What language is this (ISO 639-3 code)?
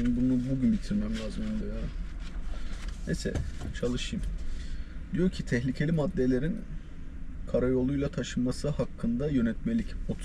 tur